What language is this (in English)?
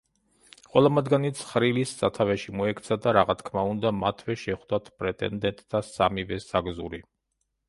Georgian